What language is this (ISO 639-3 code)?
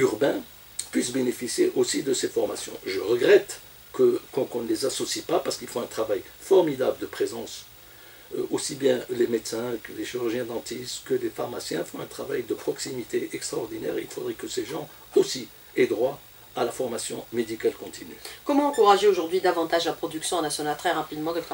fra